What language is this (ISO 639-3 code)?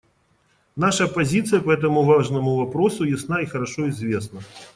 rus